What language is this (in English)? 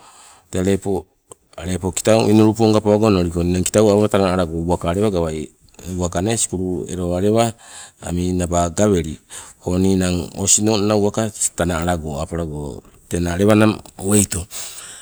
Sibe